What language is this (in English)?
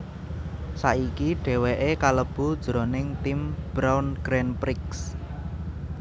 Javanese